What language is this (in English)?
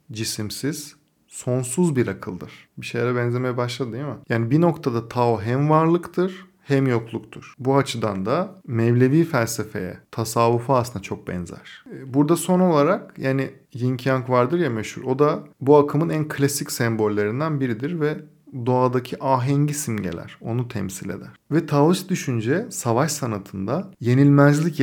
Turkish